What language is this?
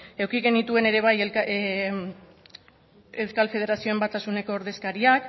Basque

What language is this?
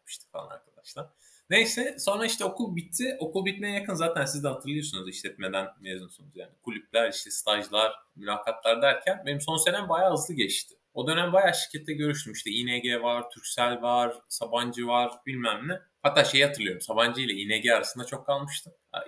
Turkish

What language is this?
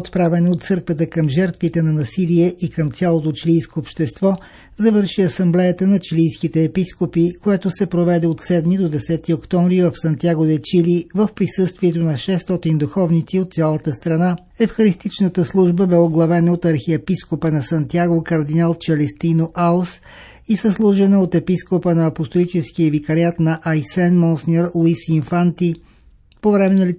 Bulgarian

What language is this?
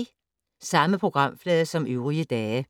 Danish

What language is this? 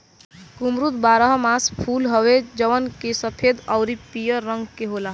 Bhojpuri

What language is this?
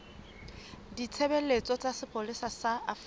Southern Sotho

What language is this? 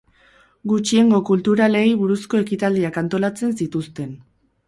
Basque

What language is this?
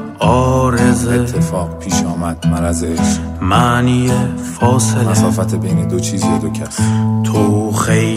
Persian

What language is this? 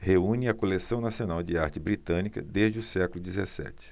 Portuguese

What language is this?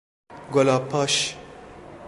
Persian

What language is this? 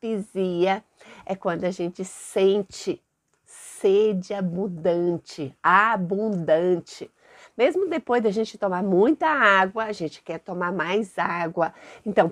Portuguese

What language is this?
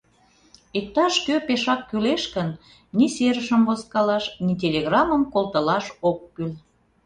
Mari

